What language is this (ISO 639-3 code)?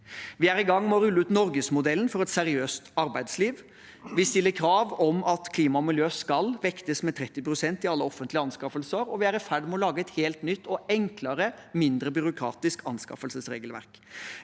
nor